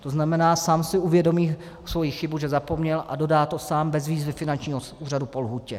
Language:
Czech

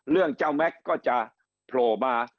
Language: Thai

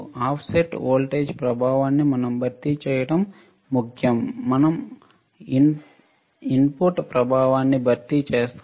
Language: Telugu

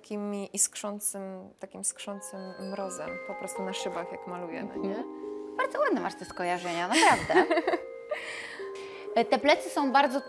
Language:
Polish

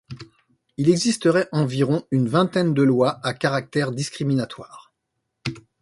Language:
French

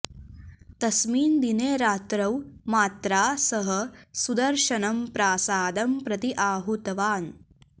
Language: Sanskrit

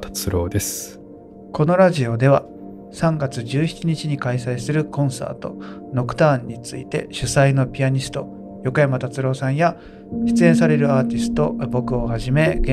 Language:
Japanese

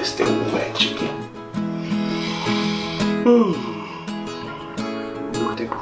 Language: Portuguese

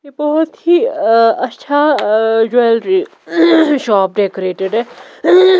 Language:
Hindi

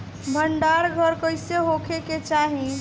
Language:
Bhojpuri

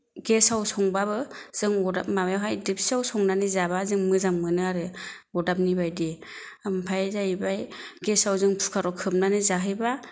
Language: Bodo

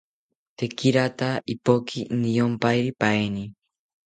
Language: South Ucayali Ashéninka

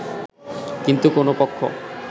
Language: Bangla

